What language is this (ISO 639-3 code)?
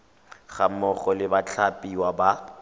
tsn